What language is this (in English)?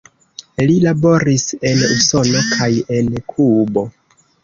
Esperanto